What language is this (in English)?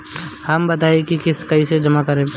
Bhojpuri